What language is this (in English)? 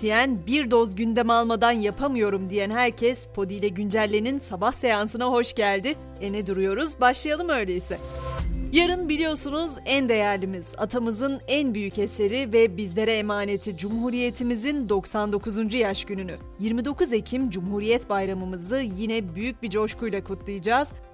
Turkish